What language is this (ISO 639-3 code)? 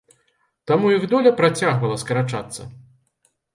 bel